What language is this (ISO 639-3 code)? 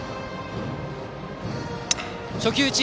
jpn